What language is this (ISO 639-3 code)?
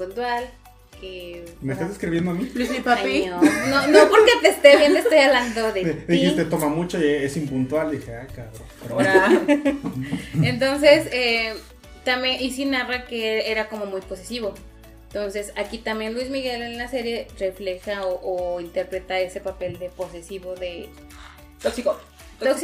spa